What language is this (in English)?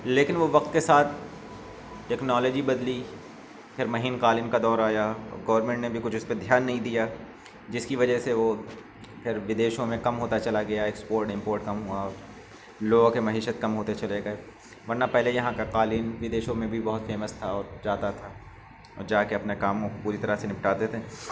Urdu